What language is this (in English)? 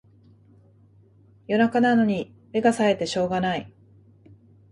Japanese